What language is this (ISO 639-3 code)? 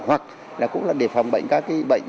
vie